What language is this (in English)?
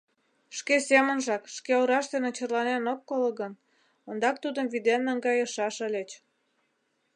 Mari